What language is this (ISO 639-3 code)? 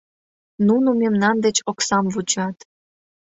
chm